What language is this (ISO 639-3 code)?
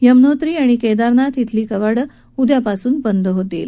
mar